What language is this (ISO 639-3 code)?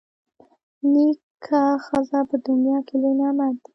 pus